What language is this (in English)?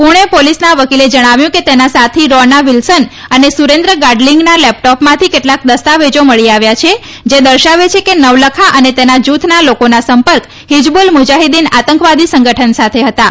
Gujarati